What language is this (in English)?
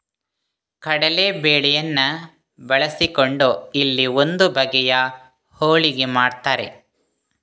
Kannada